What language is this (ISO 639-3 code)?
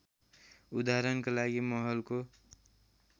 nep